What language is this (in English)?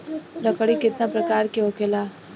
Bhojpuri